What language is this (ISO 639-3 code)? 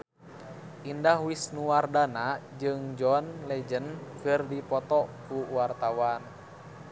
sun